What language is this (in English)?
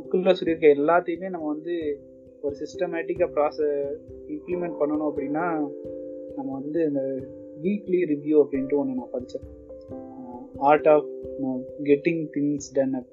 Tamil